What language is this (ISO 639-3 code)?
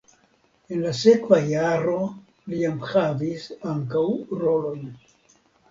epo